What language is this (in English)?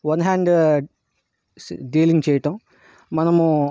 Telugu